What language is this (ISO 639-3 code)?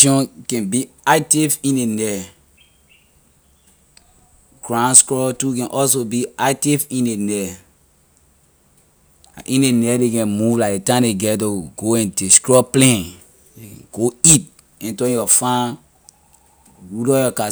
lir